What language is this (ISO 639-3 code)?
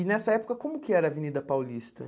por